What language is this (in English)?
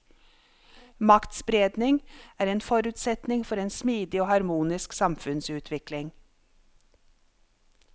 Norwegian